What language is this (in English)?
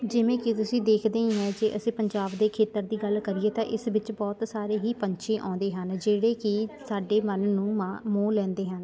Punjabi